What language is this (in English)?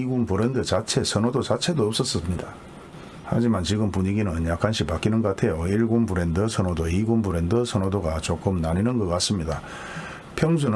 Korean